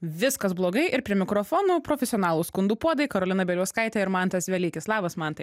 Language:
Lithuanian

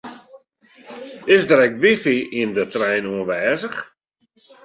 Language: Western Frisian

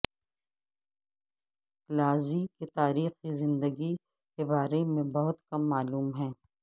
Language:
Urdu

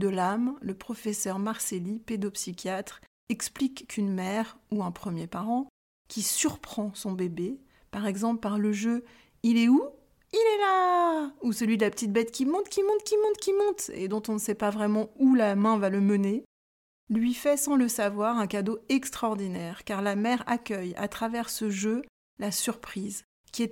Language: French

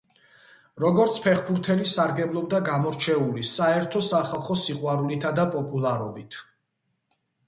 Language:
Georgian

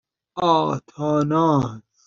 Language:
Persian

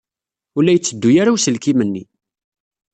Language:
Kabyle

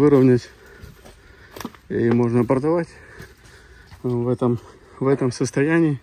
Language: Russian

